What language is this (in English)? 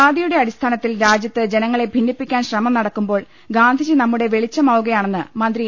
Malayalam